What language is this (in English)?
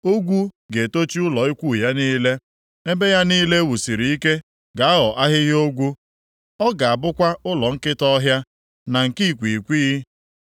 Igbo